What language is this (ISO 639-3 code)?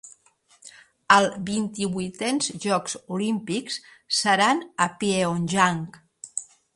cat